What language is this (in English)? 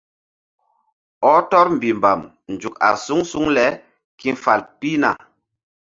Mbum